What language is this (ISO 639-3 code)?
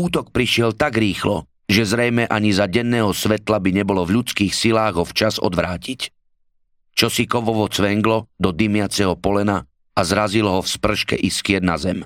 slk